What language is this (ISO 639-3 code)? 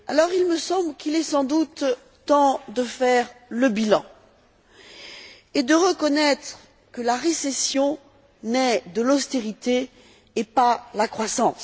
fra